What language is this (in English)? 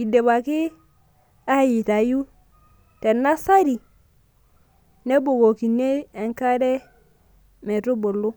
Masai